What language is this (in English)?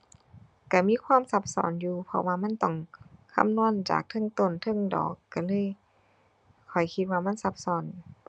Thai